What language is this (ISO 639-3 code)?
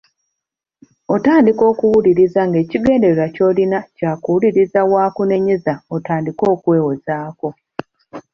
lug